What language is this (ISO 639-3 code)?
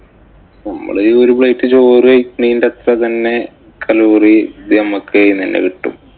mal